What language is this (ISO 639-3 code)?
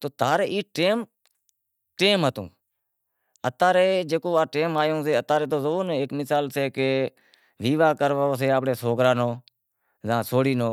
kxp